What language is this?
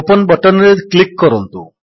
Odia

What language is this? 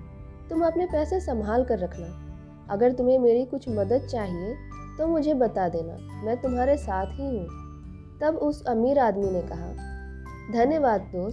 Hindi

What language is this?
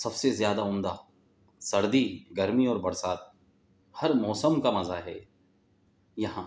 Urdu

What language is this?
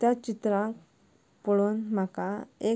Konkani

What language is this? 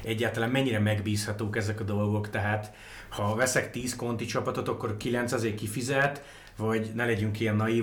Hungarian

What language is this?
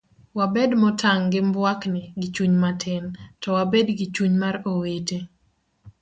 Luo (Kenya and Tanzania)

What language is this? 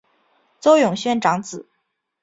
Chinese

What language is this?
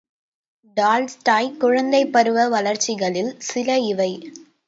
Tamil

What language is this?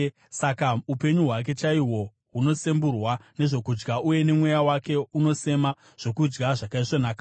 Shona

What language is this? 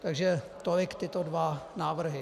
Czech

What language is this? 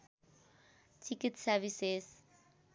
Nepali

